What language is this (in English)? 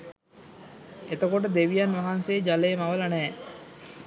Sinhala